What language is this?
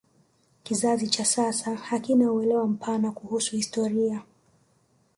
Swahili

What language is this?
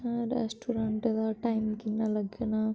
Dogri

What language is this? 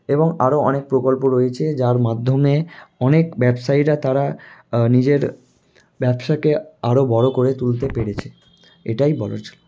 Bangla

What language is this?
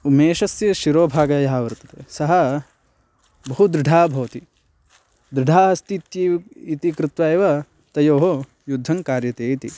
Sanskrit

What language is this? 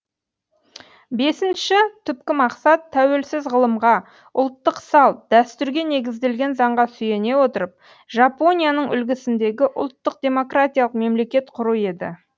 Kazakh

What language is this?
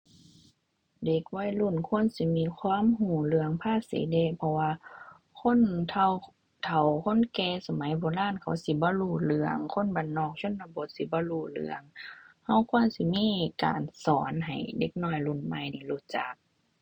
Thai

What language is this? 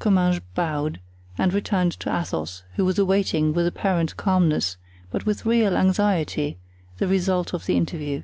English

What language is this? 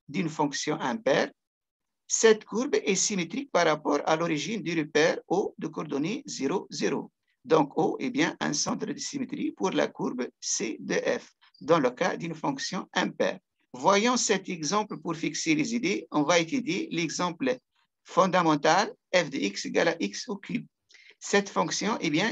French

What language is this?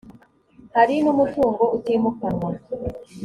Kinyarwanda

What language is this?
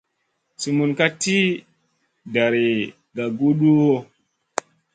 Masana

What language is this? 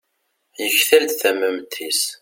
Kabyle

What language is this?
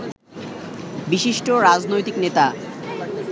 Bangla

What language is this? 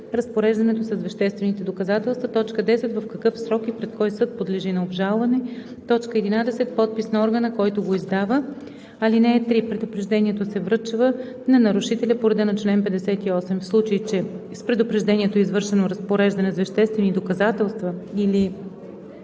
Bulgarian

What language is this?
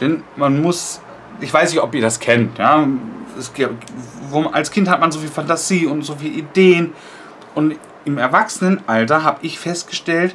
German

